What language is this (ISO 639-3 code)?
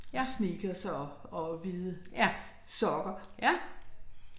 dan